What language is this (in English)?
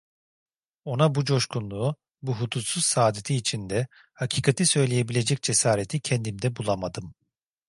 Turkish